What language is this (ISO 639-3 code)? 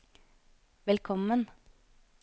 nor